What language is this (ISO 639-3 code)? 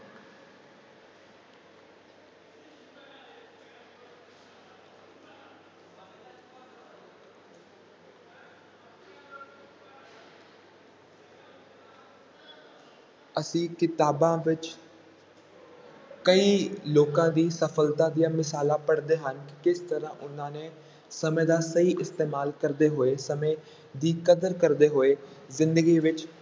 pan